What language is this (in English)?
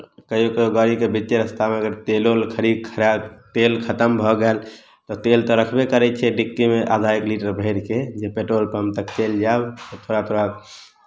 Maithili